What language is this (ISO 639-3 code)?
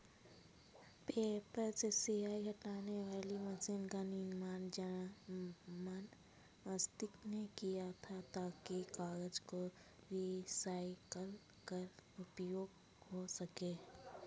hin